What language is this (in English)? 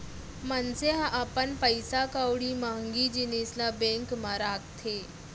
Chhattisgarhi